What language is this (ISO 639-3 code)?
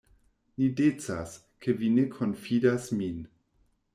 epo